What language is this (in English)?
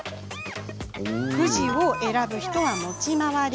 Japanese